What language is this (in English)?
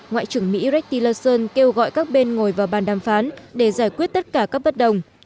Vietnamese